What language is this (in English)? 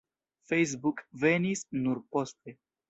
Esperanto